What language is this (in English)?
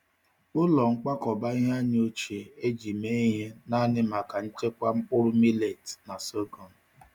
Igbo